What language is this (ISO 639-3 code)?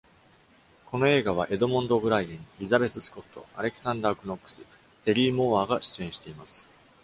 jpn